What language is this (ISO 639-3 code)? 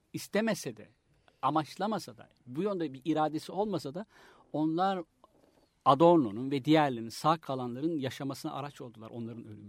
tur